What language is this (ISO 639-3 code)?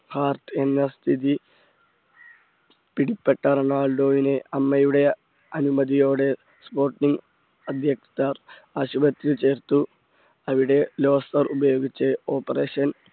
mal